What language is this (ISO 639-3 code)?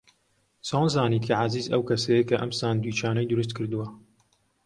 ckb